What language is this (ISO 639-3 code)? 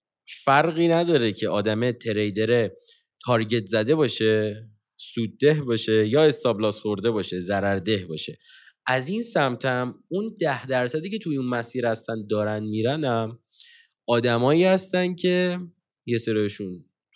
fas